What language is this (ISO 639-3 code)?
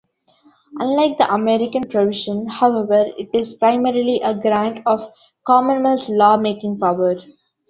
eng